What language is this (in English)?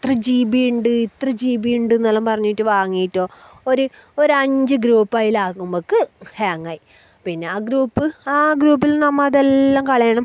Malayalam